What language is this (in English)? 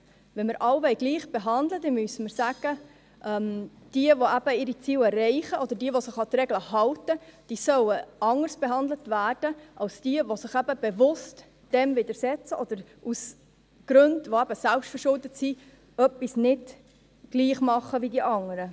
Swiss German